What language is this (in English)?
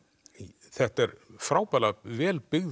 Icelandic